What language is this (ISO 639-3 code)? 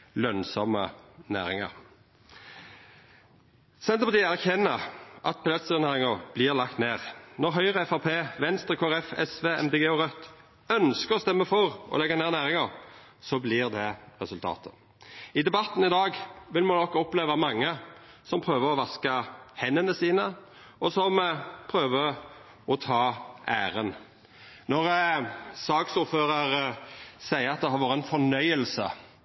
nno